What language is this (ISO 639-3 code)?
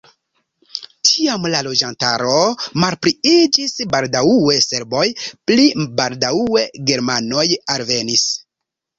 epo